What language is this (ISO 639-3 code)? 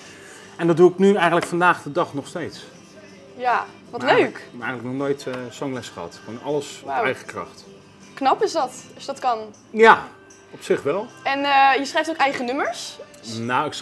nld